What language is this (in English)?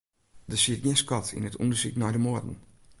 Western Frisian